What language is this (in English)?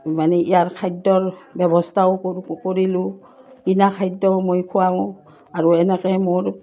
Assamese